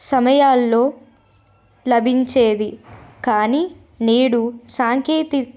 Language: Telugu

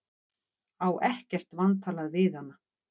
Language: Icelandic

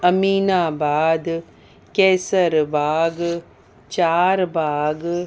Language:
Sindhi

